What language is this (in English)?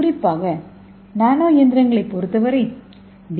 Tamil